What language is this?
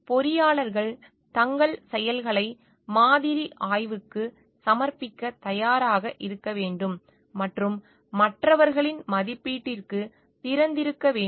Tamil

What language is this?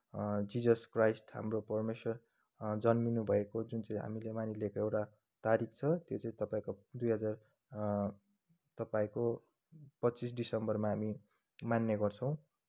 Nepali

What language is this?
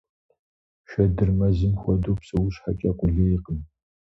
Kabardian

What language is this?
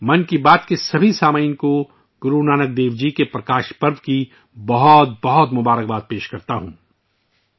Urdu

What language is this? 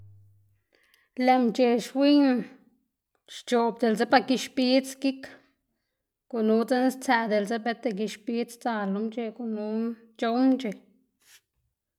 Xanaguía Zapotec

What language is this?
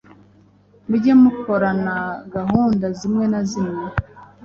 Kinyarwanda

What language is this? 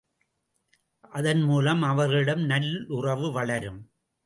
Tamil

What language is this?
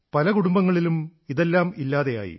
Malayalam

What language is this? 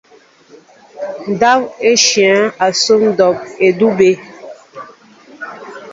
Mbo (Cameroon)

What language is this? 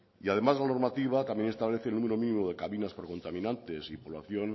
Spanish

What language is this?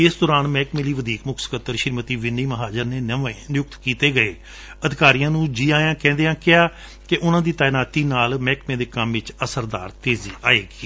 Punjabi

